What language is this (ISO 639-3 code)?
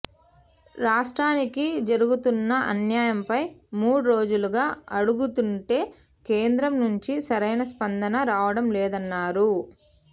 tel